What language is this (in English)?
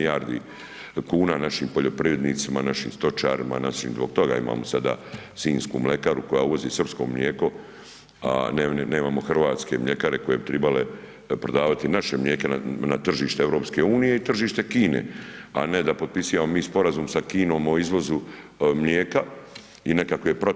Croatian